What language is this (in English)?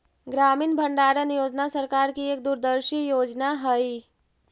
Magahi